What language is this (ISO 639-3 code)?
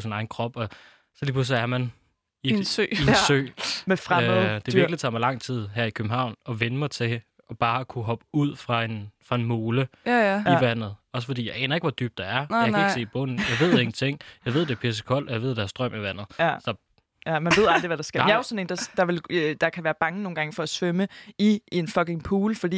dan